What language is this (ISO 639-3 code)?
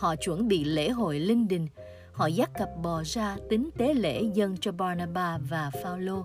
vie